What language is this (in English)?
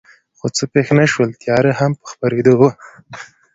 Pashto